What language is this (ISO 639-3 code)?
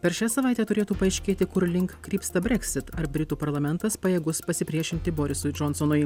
lit